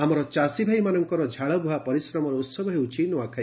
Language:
Odia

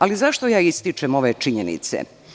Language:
Serbian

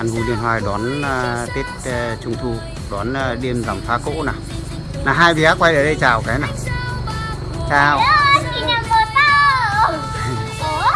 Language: Vietnamese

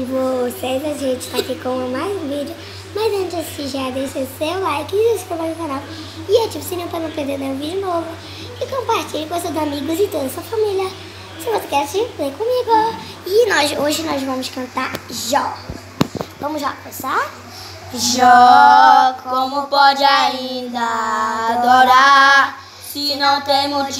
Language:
Portuguese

